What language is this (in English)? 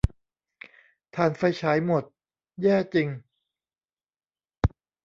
Thai